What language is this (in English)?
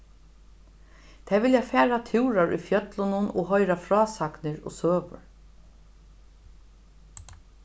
Faroese